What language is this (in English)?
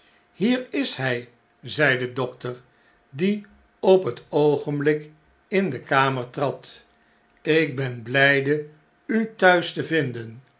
Dutch